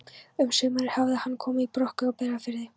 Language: Icelandic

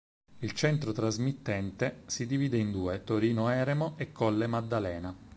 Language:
Italian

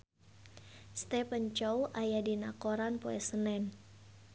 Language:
Sundanese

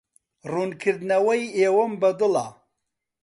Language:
Central Kurdish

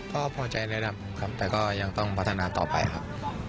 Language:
Thai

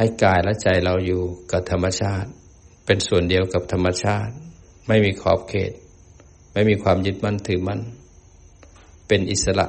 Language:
Thai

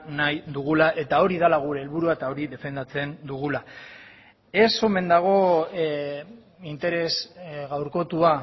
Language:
Basque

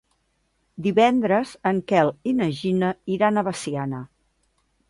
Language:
Catalan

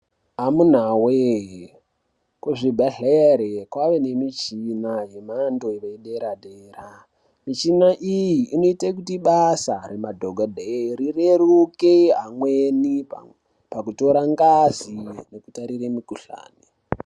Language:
Ndau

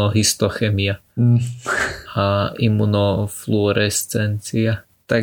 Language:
Slovak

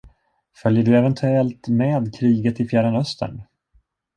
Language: Swedish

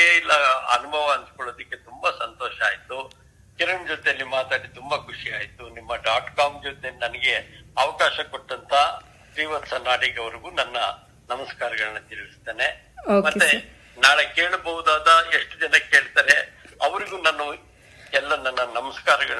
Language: Kannada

